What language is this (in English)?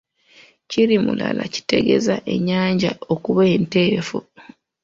Ganda